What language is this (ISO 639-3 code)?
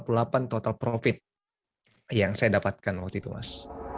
ind